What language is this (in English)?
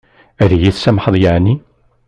Kabyle